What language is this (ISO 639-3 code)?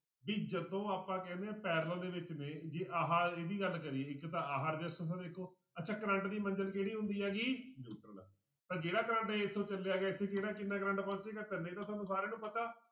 pan